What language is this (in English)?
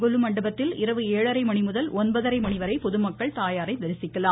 Tamil